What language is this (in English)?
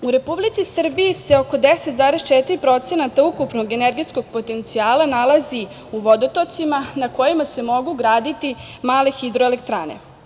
Serbian